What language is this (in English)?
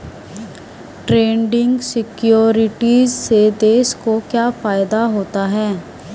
Hindi